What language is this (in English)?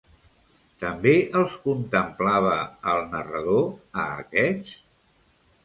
Catalan